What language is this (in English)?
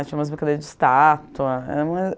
Portuguese